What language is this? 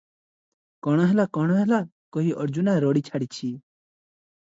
Odia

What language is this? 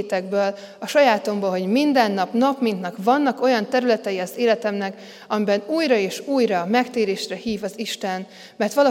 Hungarian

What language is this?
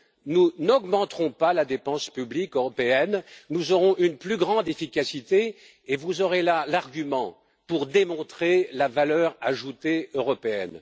French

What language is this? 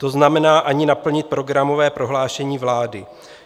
Czech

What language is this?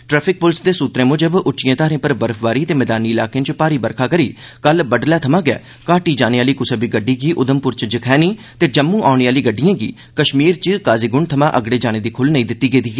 Dogri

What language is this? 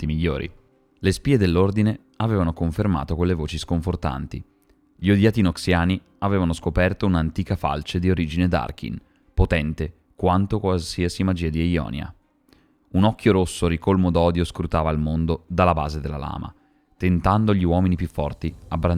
Italian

